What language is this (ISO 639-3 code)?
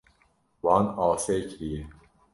kur